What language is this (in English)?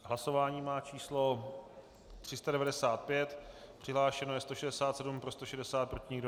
Czech